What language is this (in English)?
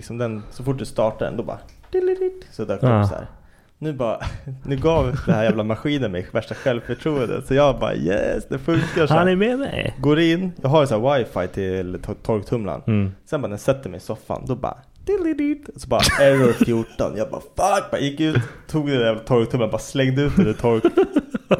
Swedish